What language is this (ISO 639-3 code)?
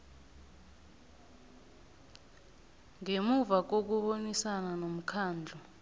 nbl